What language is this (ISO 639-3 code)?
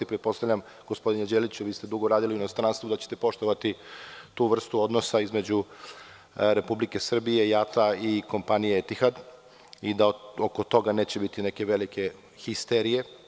srp